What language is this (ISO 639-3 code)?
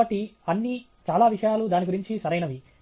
tel